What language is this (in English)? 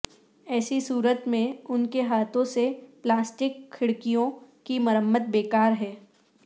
Urdu